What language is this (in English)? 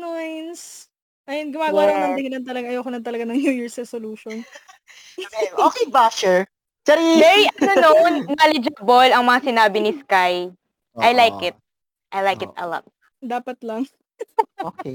Filipino